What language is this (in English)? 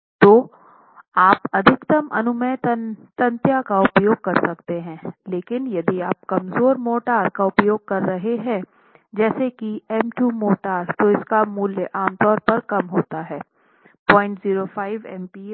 Hindi